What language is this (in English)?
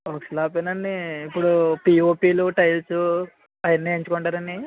Telugu